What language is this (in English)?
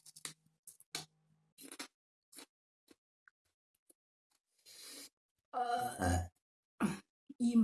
Thai